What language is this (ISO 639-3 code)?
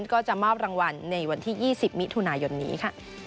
tha